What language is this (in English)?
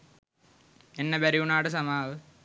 Sinhala